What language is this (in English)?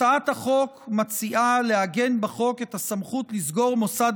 Hebrew